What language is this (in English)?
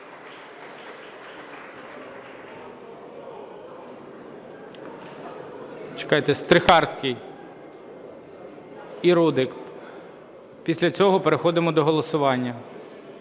Ukrainian